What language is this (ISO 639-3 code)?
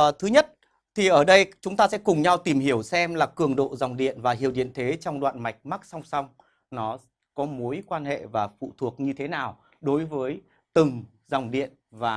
vie